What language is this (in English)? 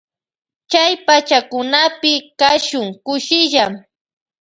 Loja Highland Quichua